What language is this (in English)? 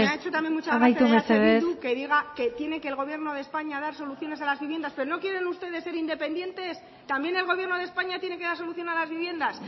Spanish